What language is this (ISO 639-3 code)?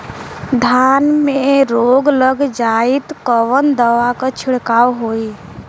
bho